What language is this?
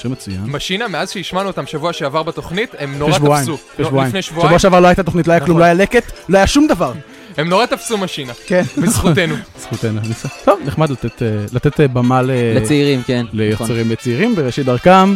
Hebrew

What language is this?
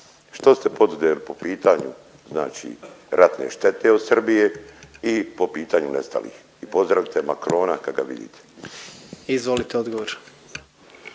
Croatian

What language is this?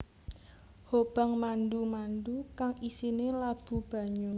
Javanese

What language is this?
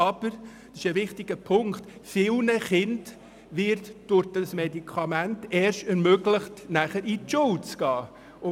Swiss German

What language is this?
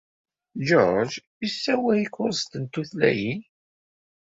Kabyle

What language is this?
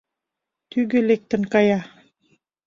Mari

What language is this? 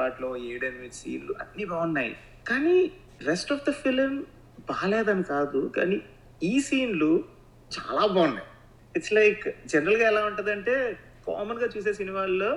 Telugu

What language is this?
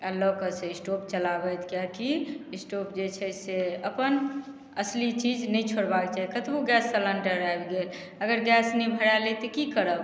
Maithili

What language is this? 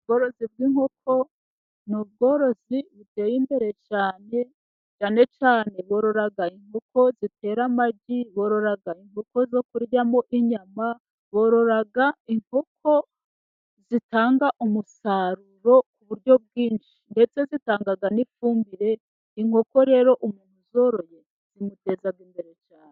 Kinyarwanda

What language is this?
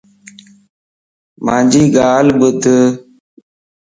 Lasi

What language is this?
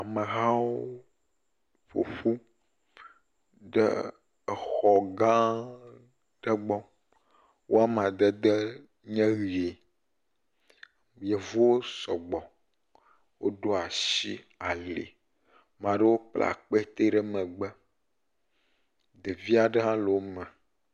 Ewe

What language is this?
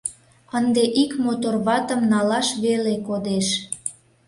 Mari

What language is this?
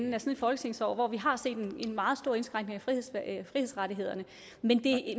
Danish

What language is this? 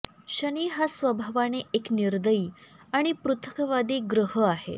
Marathi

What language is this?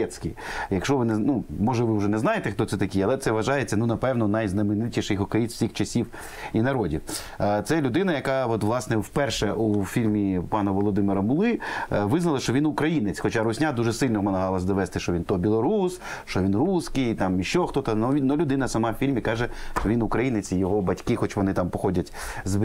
Ukrainian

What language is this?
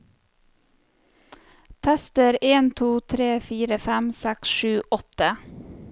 Norwegian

